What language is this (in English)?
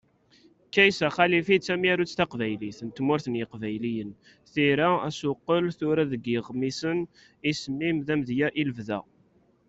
Kabyle